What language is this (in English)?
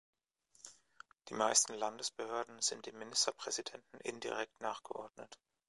German